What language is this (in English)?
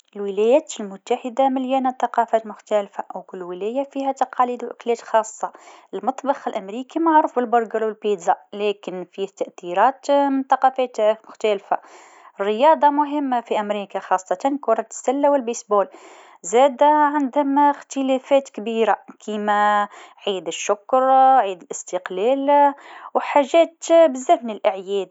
Tunisian Arabic